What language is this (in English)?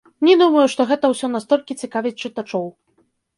Belarusian